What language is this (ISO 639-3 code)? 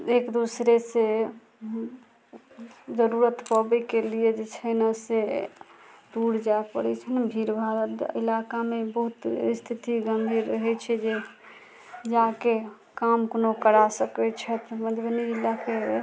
mai